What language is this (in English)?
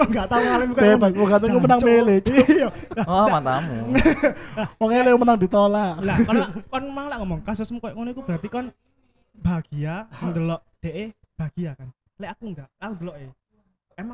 Indonesian